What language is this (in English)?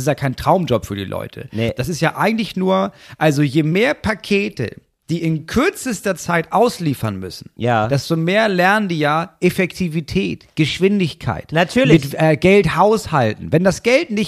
German